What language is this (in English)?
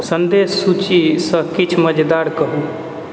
Maithili